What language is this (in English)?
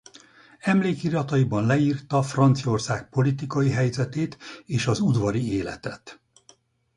Hungarian